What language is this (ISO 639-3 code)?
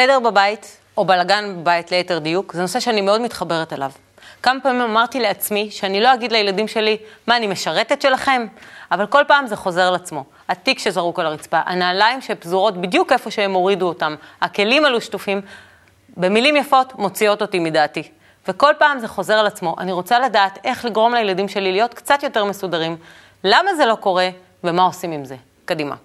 heb